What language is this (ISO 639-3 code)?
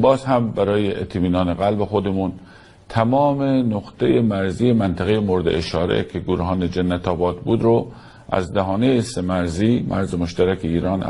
fas